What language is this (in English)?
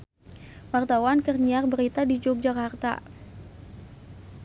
Sundanese